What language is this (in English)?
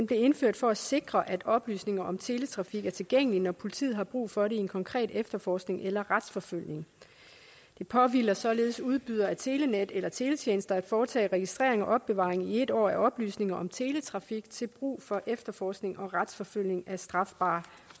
Danish